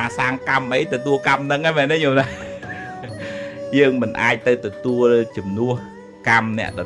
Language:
Vietnamese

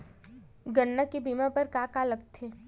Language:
Chhattisgarhi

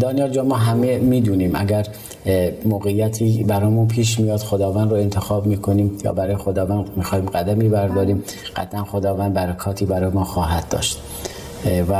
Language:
Persian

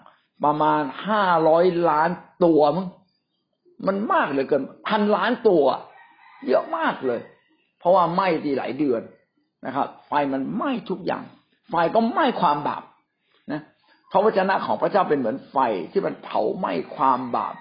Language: Thai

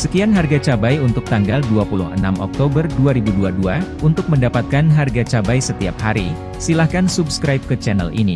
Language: Indonesian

